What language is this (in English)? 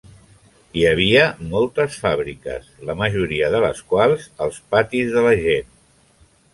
Catalan